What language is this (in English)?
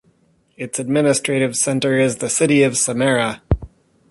English